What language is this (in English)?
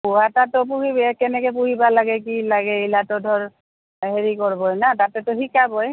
Assamese